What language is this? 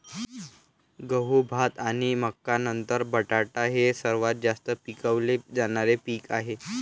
Marathi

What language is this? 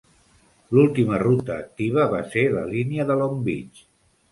Catalan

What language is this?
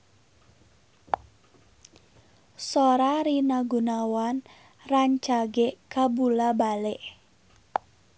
Sundanese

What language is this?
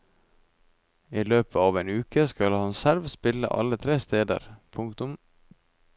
Norwegian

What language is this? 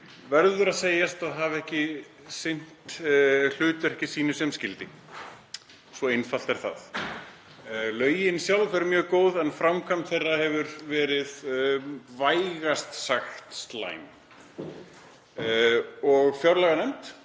Icelandic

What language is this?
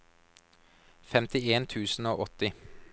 Norwegian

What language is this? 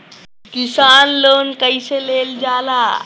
Bhojpuri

